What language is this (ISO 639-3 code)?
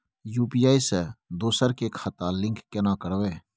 mai